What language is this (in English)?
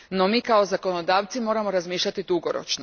Croatian